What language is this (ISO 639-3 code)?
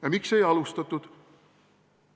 est